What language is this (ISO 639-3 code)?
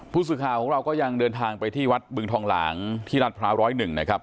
tha